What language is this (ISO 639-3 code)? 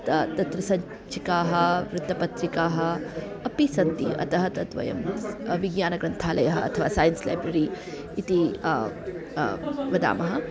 san